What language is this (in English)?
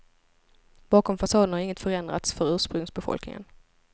Swedish